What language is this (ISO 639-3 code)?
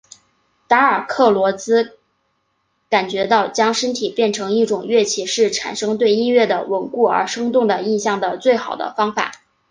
zho